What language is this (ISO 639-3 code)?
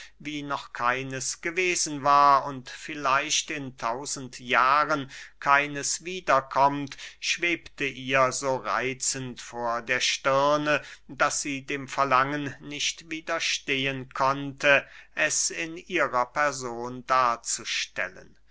deu